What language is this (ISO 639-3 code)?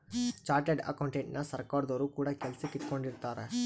kan